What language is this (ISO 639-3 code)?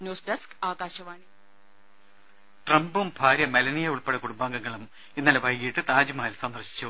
mal